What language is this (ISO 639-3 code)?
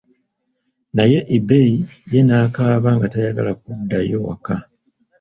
lug